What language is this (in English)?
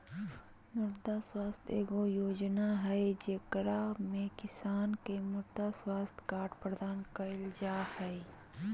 Magahi